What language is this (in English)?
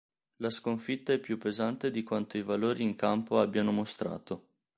Italian